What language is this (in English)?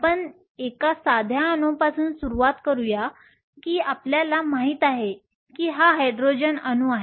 Marathi